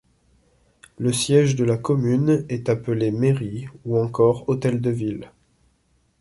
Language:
French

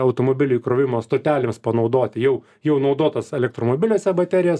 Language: Lithuanian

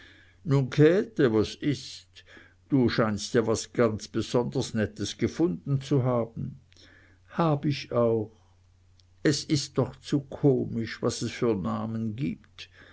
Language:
German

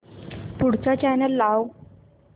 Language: Marathi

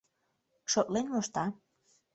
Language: Mari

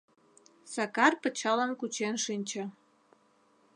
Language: Mari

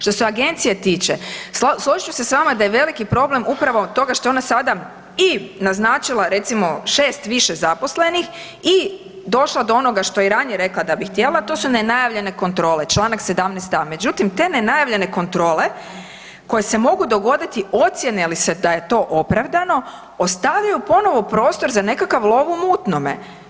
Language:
Croatian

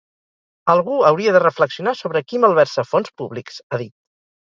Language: Catalan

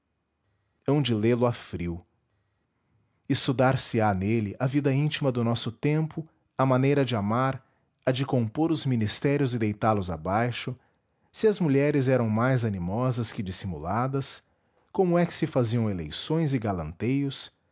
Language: Portuguese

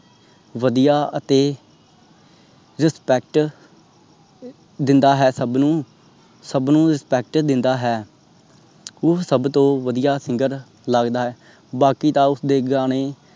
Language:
Punjabi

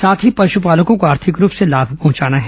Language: Hindi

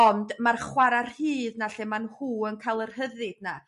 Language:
Welsh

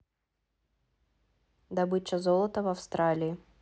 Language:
Russian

